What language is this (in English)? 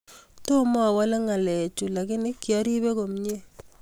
Kalenjin